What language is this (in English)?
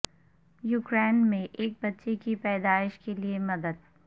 Urdu